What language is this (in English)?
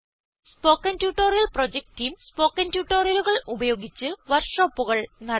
Malayalam